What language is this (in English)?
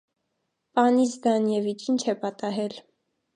Armenian